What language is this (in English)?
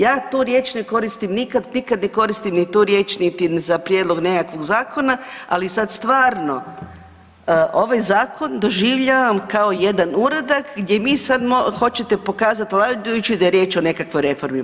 Croatian